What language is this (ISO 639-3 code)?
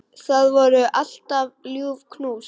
isl